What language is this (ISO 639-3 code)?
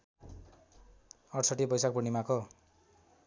nep